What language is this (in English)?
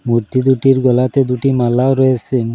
Bangla